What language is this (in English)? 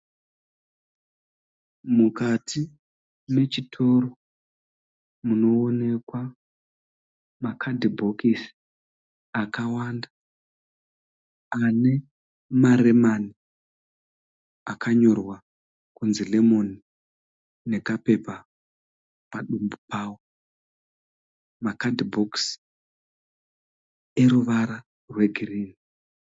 Shona